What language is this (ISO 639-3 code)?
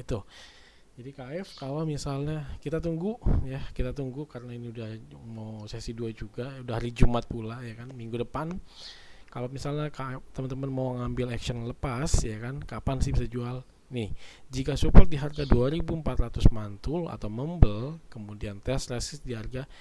ind